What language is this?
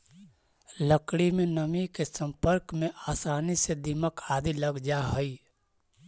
Magahi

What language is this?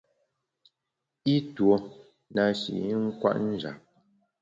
Bamun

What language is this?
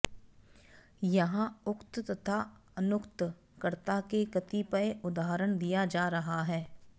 Sanskrit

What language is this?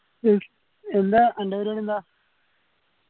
Malayalam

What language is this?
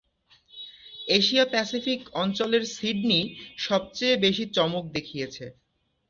Bangla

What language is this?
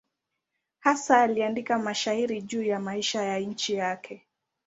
Swahili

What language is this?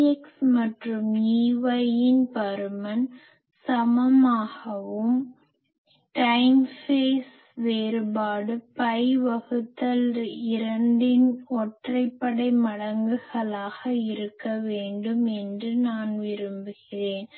Tamil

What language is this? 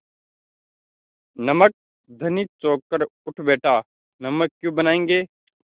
Hindi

